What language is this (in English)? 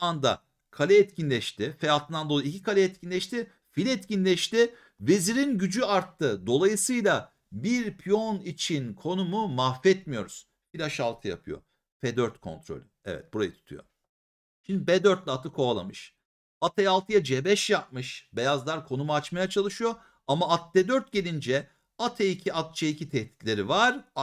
Turkish